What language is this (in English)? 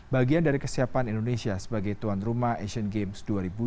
Indonesian